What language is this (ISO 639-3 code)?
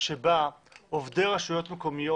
heb